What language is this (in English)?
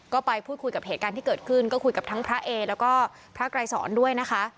Thai